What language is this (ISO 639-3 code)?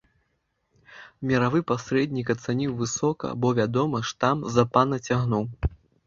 bel